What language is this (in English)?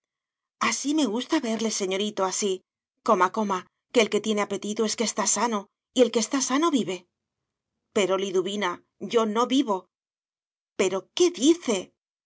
Spanish